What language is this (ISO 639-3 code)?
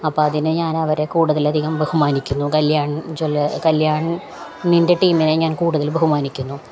mal